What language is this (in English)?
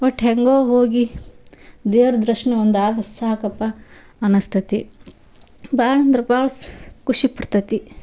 Kannada